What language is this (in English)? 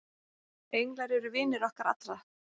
Icelandic